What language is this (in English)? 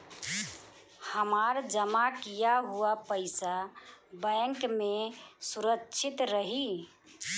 Bhojpuri